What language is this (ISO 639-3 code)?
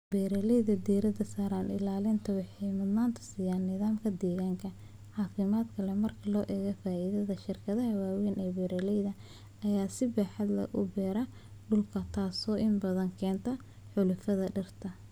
som